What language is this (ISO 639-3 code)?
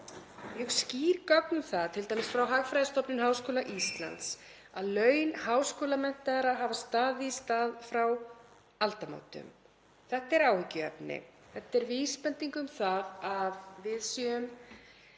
isl